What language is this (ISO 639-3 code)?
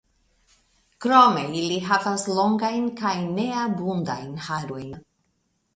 epo